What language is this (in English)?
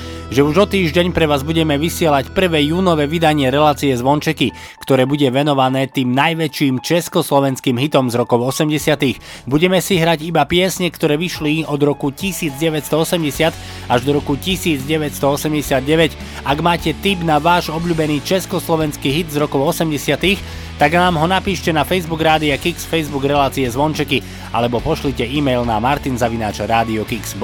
Slovak